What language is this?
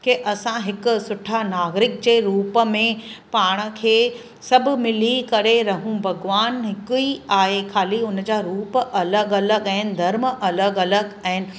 Sindhi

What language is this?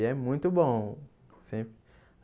Portuguese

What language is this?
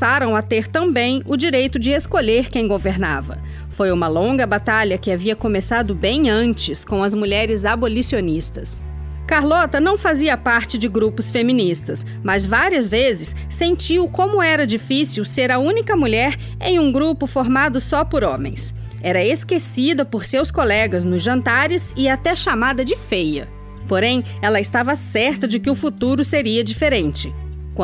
Portuguese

